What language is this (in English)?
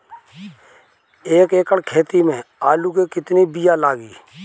Bhojpuri